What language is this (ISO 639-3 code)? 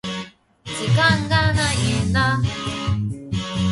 jpn